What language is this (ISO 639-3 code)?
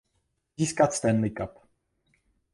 ces